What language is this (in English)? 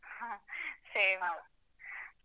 Kannada